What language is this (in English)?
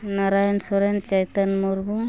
Santali